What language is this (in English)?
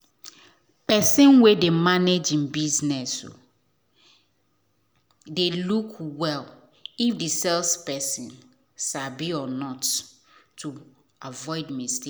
Nigerian Pidgin